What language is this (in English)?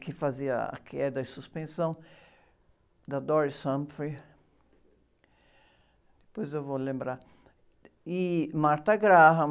Portuguese